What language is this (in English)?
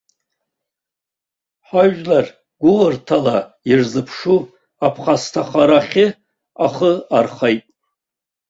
Abkhazian